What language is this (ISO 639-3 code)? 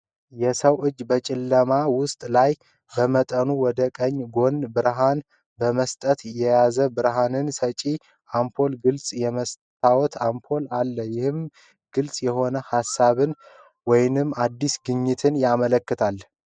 amh